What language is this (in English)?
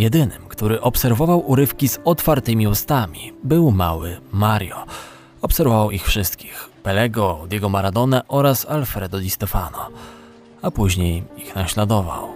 Polish